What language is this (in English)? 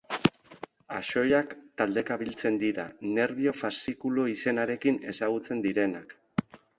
Basque